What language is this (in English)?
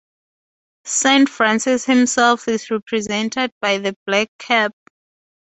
English